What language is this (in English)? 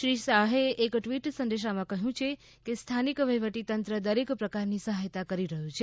Gujarati